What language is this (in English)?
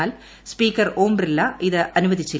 Malayalam